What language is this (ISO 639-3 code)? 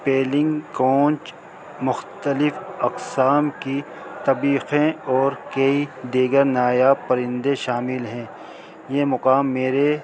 urd